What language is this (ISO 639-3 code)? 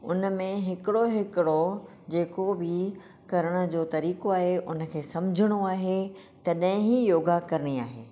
snd